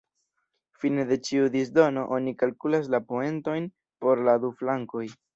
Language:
Esperanto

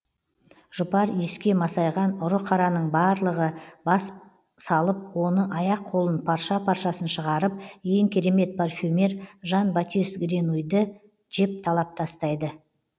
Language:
Kazakh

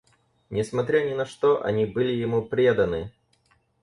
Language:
Russian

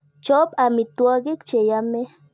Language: Kalenjin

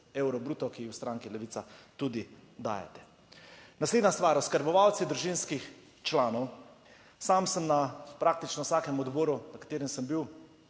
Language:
Slovenian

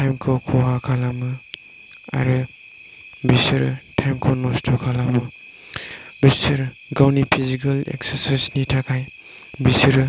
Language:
Bodo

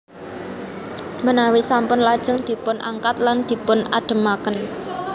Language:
Javanese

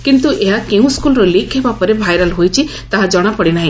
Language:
Odia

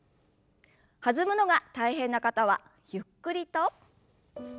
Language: Japanese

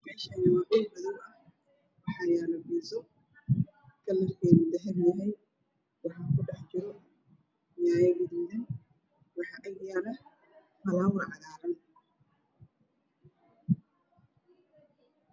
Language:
Somali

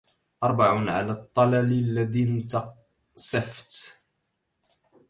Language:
Arabic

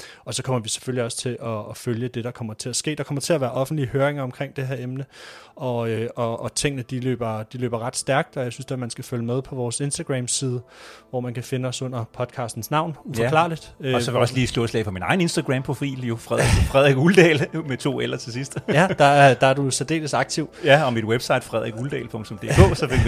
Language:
Danish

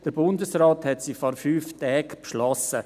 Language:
Swiss German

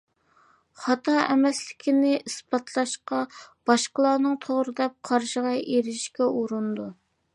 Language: Uyghur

